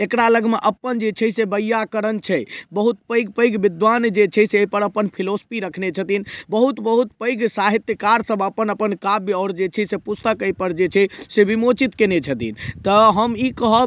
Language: Maithili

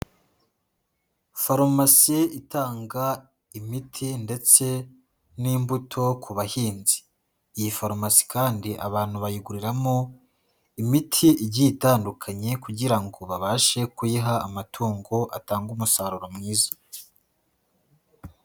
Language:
Kinyarwanda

